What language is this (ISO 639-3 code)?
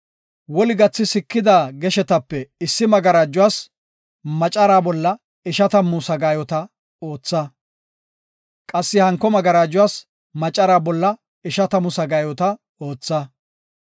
gof